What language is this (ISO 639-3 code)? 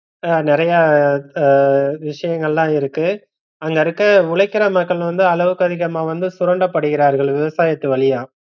tam